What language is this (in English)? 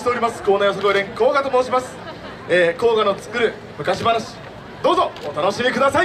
Japanese